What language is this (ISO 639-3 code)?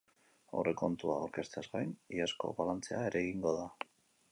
eus